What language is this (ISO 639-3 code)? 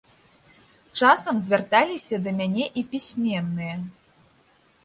bel